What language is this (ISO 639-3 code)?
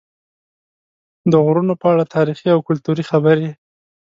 pus